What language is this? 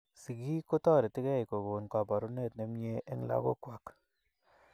Kalenjin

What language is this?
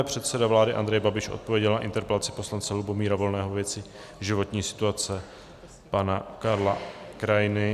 Czech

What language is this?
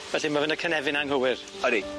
Welsh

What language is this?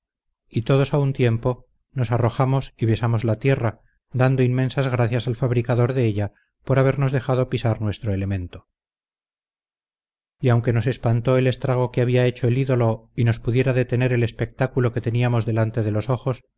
Spanish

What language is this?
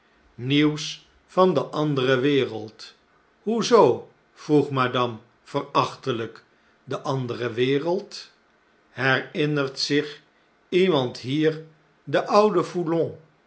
Dutch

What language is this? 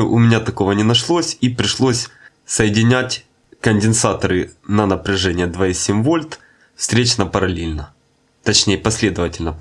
Russian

